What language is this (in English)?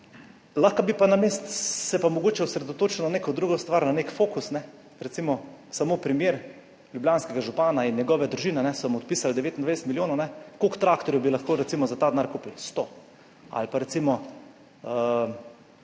Slovenian